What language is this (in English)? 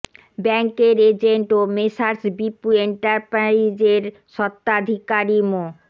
Bangla